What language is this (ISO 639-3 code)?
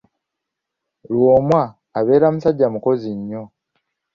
lug